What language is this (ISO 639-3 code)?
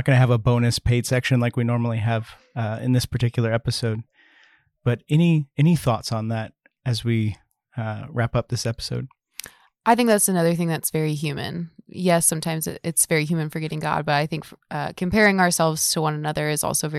eng